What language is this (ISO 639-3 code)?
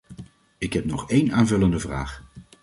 nld